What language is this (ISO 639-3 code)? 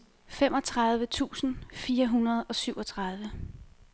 dan